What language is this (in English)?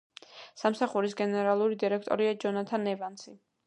Georgian